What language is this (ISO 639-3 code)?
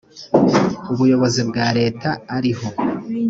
kin